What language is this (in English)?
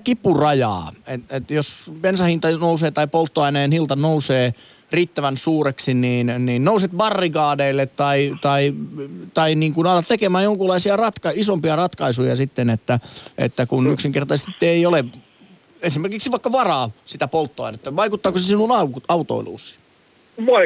Finnish